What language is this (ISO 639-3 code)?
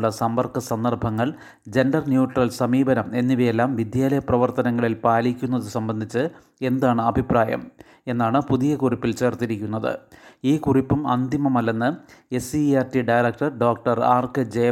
mal